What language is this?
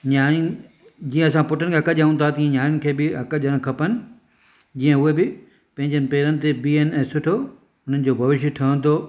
Sindhi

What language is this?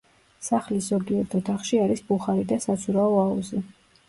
Georgian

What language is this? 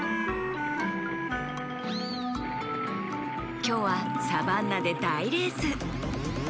Japanese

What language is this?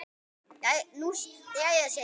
Icelandic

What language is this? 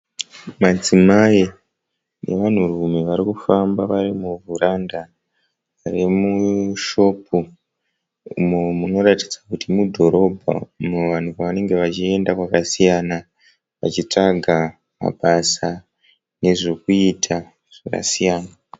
Shona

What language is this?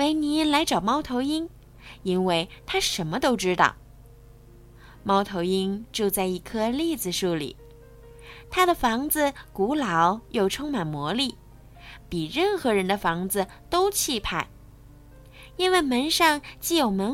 Chinese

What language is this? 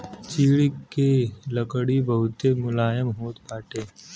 Bhojpuri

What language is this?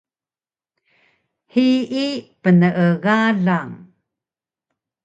Taroko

